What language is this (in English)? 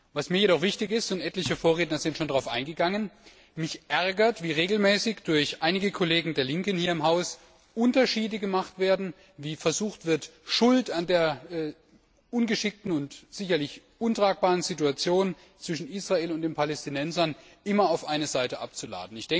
German